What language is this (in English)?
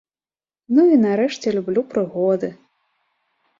Belarusian